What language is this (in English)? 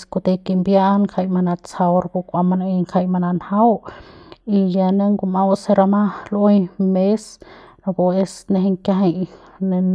Central Pame